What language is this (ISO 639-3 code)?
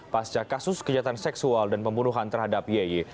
ind